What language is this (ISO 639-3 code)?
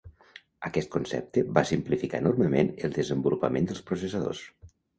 cat